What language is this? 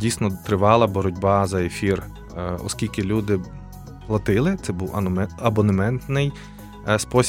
Ukrainian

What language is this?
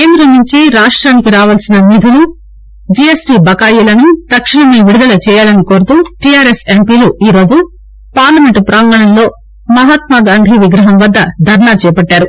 Telugu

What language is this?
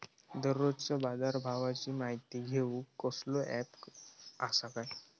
Marathi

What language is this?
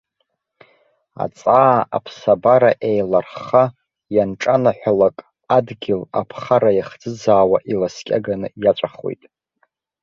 Abkhazian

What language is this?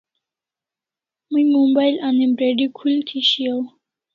Kalasha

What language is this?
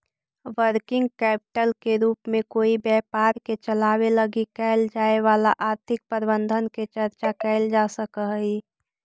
Magahi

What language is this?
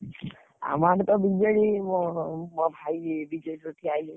Odia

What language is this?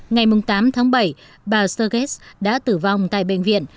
Vietnamese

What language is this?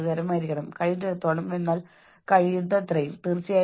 Malayalam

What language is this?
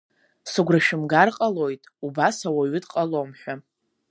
Abkhazian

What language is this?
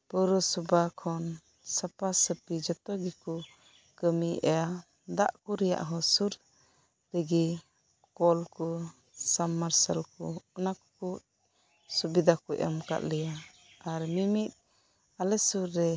Santali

